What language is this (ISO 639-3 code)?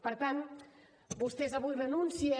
cat